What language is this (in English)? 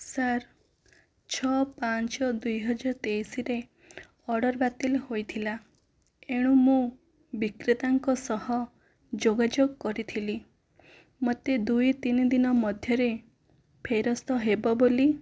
Odia